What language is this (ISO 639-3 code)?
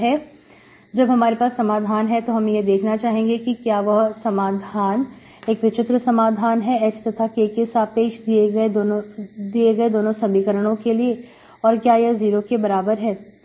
hin